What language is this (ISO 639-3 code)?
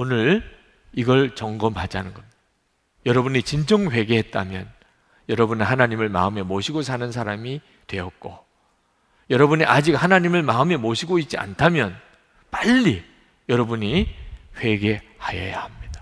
kor